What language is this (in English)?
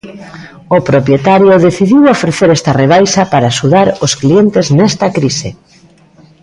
Galician